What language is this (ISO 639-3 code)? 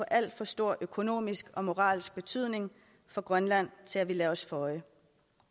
dan